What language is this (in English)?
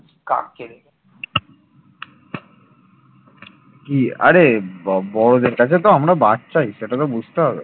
Bangla